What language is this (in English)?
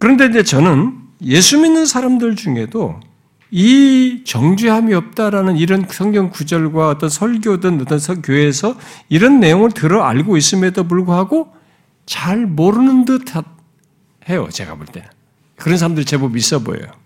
Korean